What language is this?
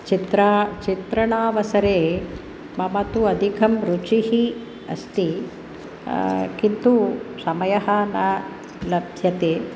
Sanskrit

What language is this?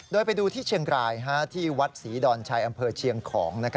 Thai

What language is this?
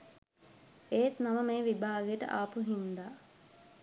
Sinhala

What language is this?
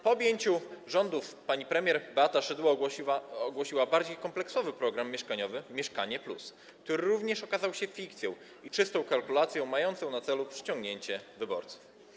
Polish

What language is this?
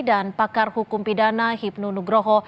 Indonesian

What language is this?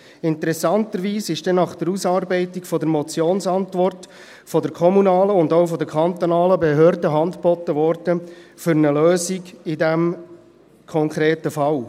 Swiss German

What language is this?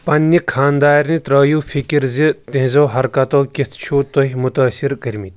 Kashmiri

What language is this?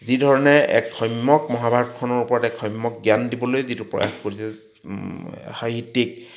Assamese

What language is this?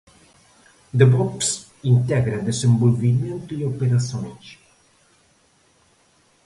Portuguese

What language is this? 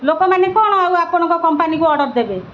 Odia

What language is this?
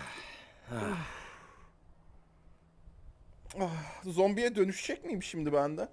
Turkish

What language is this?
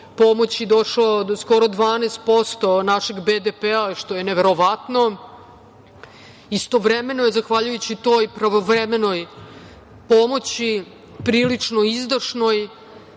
Serbian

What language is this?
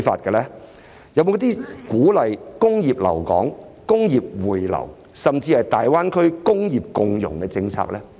Cantonese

